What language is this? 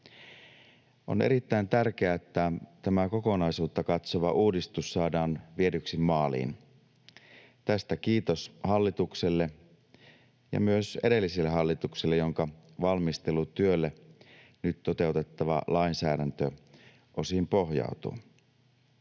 Finnish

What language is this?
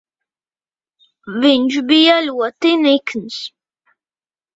Latvian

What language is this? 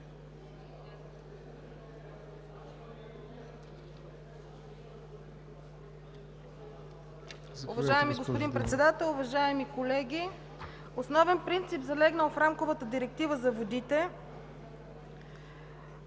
Bulgarian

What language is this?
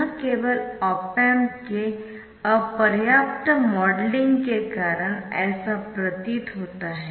Hindi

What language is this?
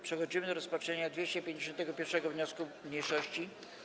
Polish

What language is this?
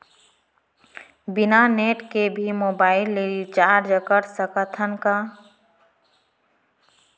Chhattisgarhi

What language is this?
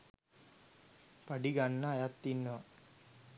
Sinhala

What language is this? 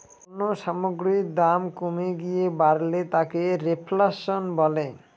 Bangla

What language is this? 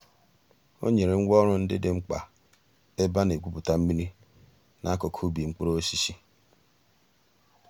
Igbo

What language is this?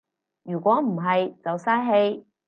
Cantonese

